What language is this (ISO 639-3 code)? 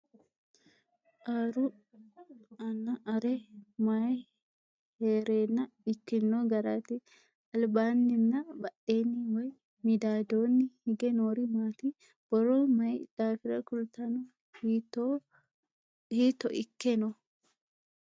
sid